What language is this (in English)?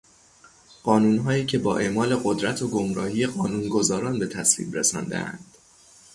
Persian